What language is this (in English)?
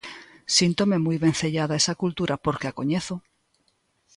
Galician